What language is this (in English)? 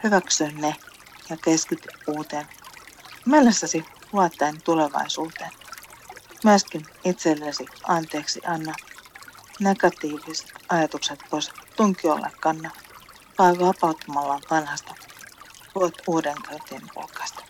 Finnish